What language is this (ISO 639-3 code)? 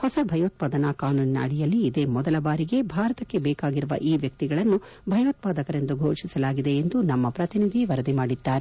kan